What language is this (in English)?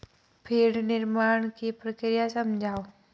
Hindi